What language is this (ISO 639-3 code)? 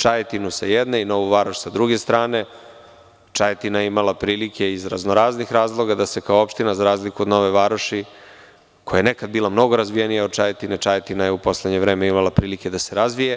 srp